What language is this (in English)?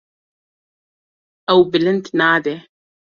Kurdish